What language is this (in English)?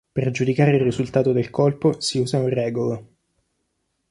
Italian